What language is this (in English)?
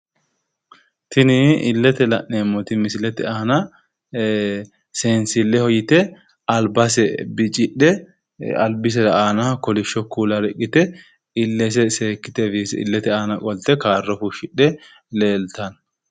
Sidamo